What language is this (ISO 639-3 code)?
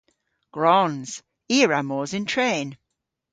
cor